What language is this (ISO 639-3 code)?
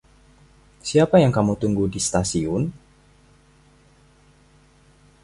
ind